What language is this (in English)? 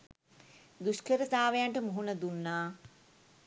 Sinhala